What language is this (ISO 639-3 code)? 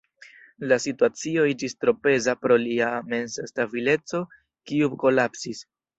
epo